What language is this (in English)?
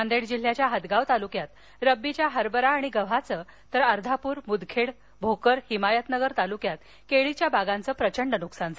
Marathi